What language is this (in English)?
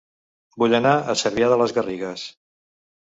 Catalan